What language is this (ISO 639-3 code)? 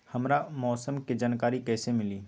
mag